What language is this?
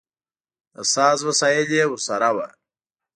Pashto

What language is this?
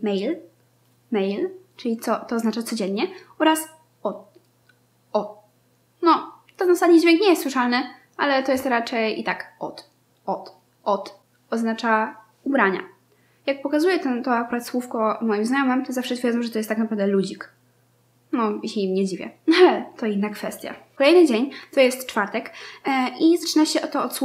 Polish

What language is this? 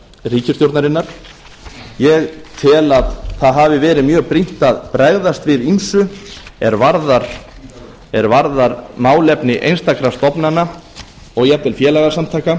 Icelandic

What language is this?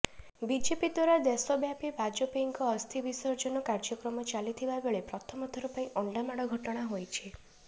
Odia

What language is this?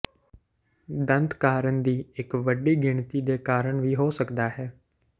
Punjabi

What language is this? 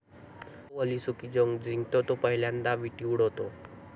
Marathi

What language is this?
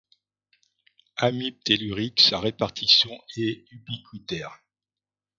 French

